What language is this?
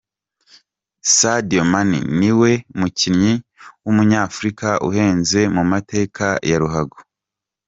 Kinyarwanda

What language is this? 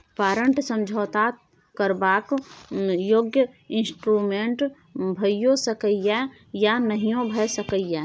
Maithili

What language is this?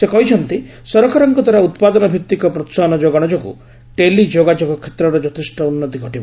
Odia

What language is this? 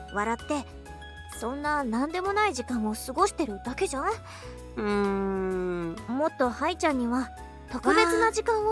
Japanese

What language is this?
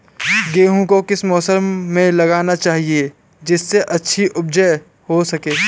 Hindi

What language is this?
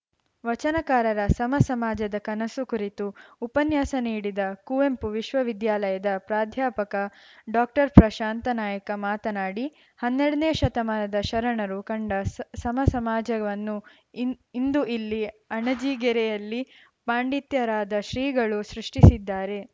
Kannada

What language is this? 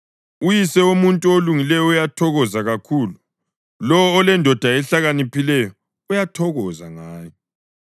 North Ndebele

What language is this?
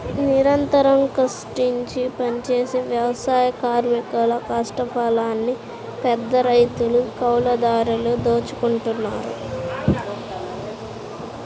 Telugu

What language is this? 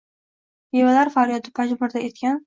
Uzbek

